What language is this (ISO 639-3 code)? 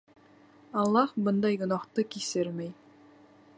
bak